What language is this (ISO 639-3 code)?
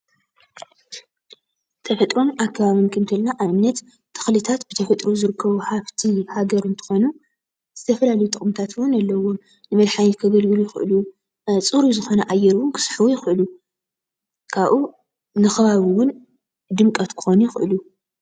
tir